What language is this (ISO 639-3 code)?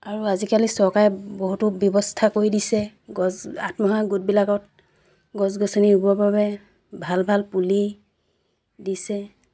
asm